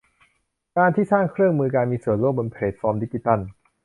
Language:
Thai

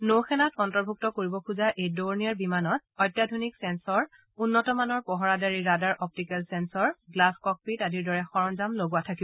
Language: Assamese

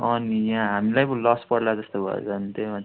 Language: Nepali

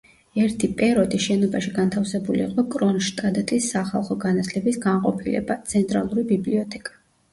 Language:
Georgian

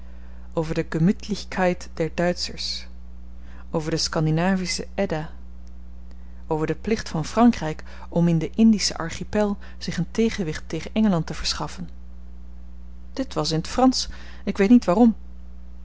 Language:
Dutch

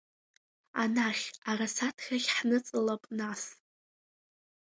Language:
Abkhazian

